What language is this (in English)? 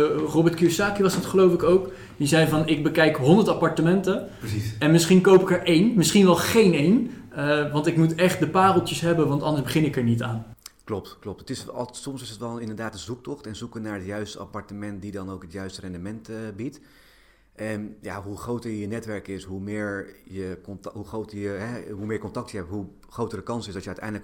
Dutch